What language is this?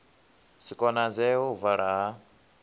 Venda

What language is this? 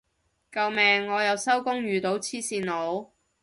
Cantonese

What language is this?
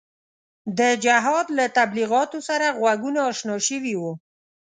Pashto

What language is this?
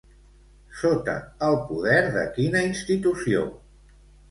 Catalan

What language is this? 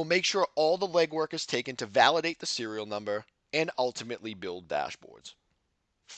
English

